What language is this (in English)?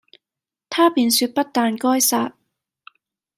Cantonese